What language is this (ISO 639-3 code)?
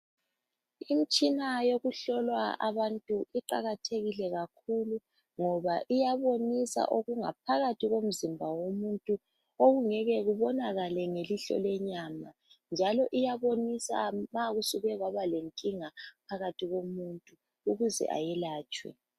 nde